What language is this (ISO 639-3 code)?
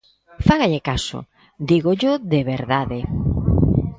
glg